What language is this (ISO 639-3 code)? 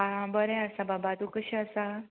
kok